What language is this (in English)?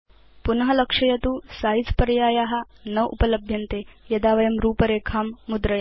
Sanskrit